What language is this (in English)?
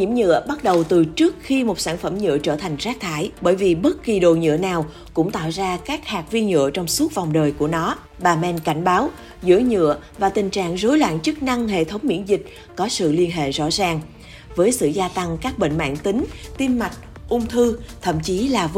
Vietnamese